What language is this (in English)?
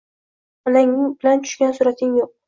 Uzbek